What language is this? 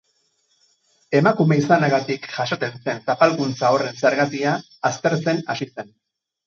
Basque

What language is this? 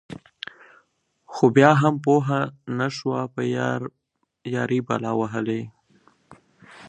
Pashto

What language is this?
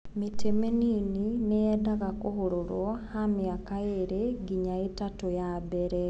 Kikuyu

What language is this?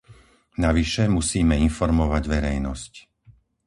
Slovak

